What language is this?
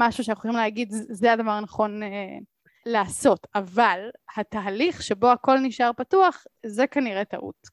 Hebrew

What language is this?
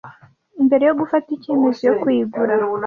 Kinyarwanda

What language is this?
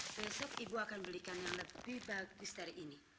Indonesian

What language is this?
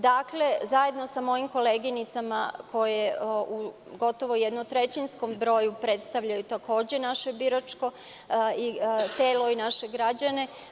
Serbian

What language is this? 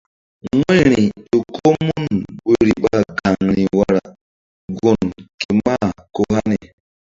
Mbum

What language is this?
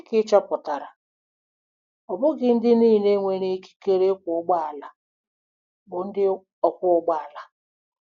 Igbo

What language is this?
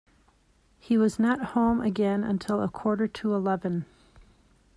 English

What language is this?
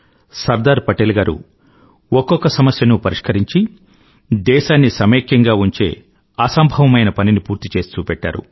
Telugu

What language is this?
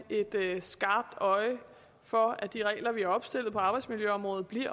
Danish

